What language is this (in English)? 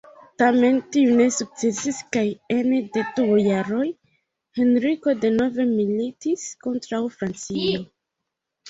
Esperanto